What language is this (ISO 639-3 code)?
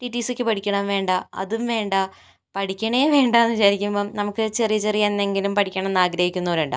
mal